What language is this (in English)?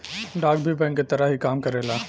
Bhojpuri